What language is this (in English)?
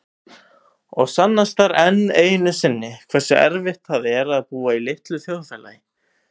Icelandic